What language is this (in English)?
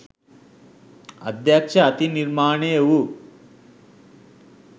Sinhala